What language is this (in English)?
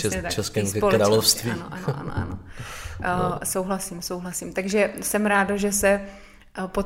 Czech